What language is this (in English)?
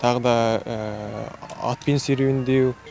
Kazakh